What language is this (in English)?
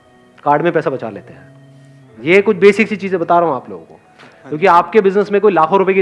Hindi